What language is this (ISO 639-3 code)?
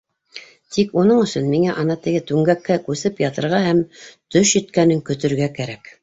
bak